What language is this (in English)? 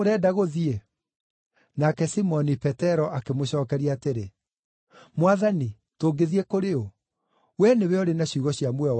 Kikuyu